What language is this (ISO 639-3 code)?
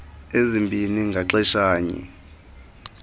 xho